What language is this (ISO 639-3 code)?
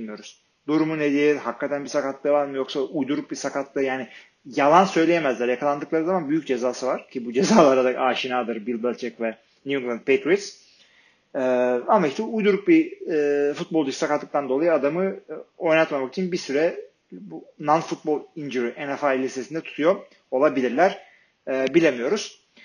tur